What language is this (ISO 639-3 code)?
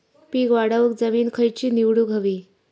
mar